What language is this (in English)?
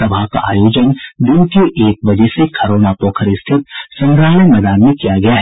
Hindi